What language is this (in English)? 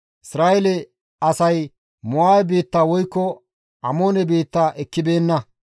Gamo